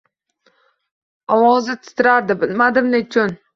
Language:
Uzbek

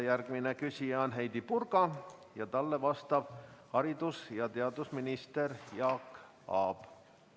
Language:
Estonian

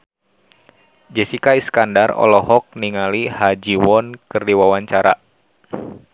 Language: Sundanese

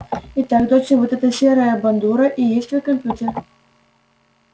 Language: Russian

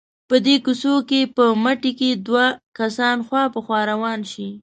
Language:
Pashto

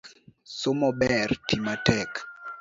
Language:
Luo (Kenya and Tanzania)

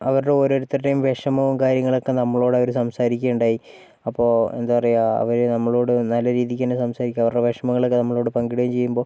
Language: Malayalam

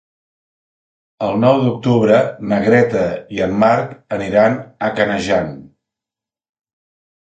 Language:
Catalan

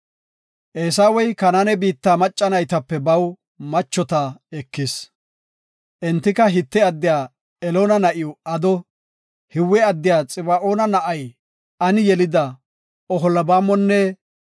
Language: Gofa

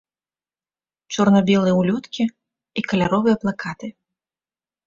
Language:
Belarusian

